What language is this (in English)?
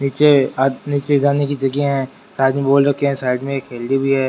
Rajasthani